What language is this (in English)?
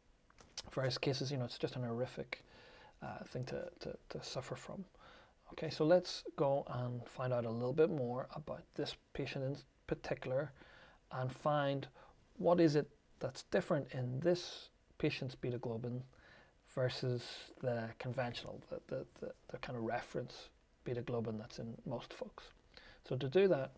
English